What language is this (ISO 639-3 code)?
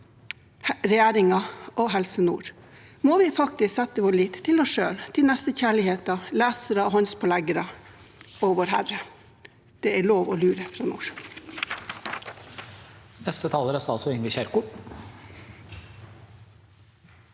nor